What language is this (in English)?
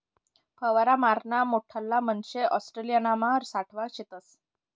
Marathi